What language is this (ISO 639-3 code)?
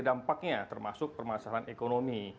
ind